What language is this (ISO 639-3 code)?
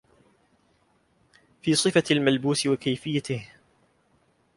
ara